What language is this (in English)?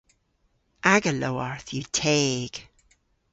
Cornish